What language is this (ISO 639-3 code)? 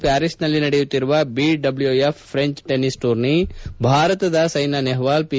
kan